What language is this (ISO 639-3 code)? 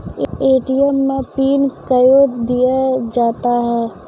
mai